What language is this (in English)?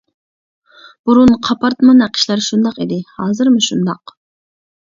Uyghur